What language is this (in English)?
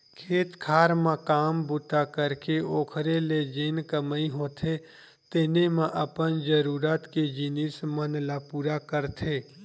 Chhattisgarhi